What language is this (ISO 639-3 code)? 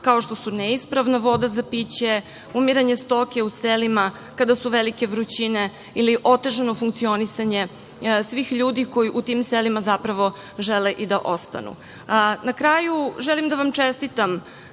srp